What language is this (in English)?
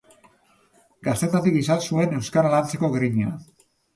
Basque